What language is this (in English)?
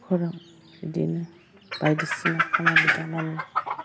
Bodo